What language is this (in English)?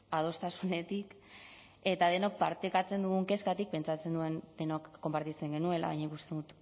Basque